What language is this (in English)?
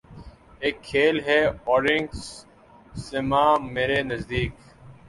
Urdu